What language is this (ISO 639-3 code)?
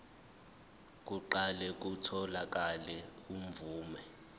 zul